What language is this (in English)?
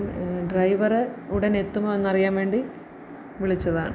Malayalam